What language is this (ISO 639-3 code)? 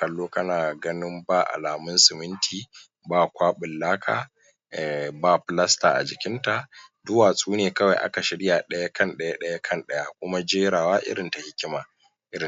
hau